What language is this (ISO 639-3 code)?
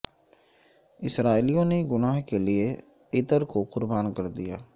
urd